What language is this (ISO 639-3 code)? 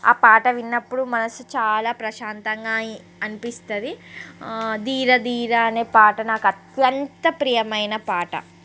tel